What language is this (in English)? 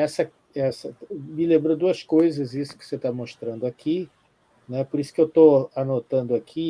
Portuguese